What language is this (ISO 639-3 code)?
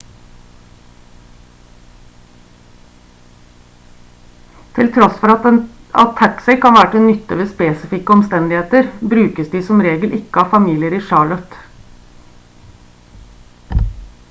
nob